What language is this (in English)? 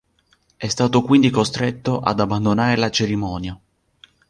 Italian